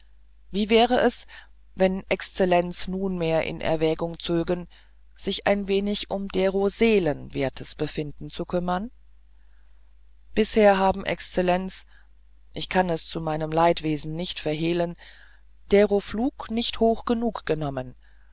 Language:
German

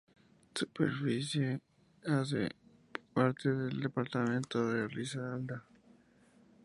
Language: Spanish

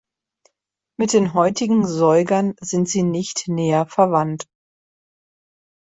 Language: German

